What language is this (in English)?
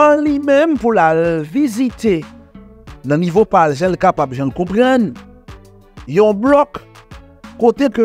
French